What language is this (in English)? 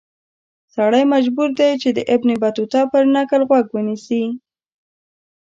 Pashto